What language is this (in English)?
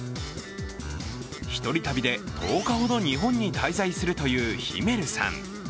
Japanese